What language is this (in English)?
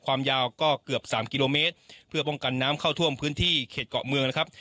Thai